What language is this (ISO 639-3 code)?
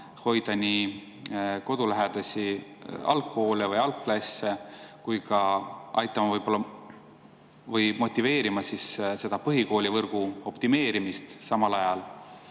est